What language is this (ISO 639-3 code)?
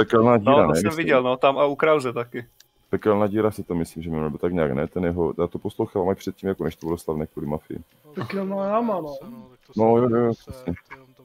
ces